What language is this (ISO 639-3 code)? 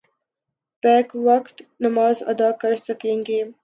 urd